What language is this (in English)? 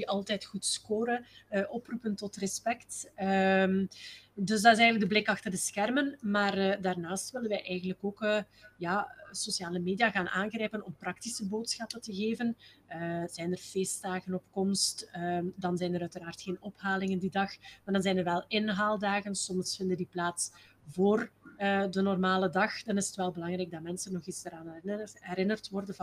Dutch